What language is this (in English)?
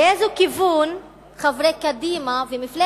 Hebrew